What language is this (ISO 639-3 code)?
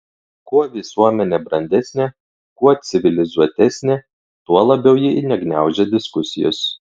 lit